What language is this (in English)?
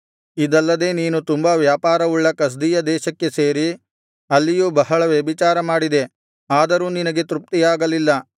Kannada